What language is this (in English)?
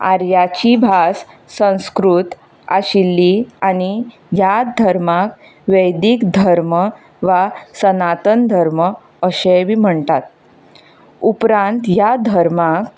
Konkani